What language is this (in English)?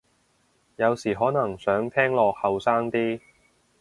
Cantonese